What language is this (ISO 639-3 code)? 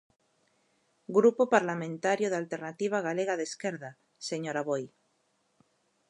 glg